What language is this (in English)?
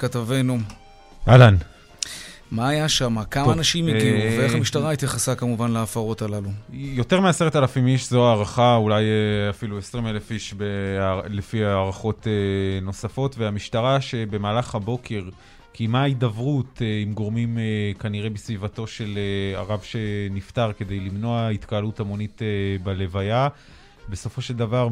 Hebrew